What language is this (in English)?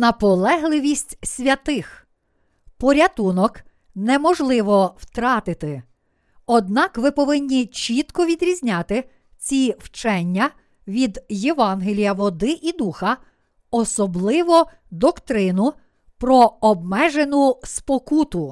Ukrainian